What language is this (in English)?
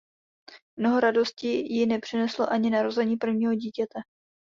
Czech